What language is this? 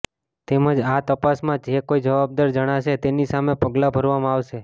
Gujarati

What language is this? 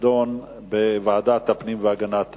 Hebrew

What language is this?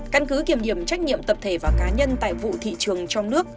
Vietnamese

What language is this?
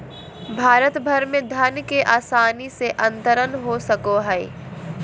Magahi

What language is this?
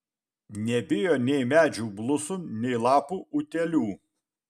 Lithuanian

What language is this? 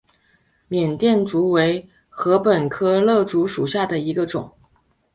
Chinese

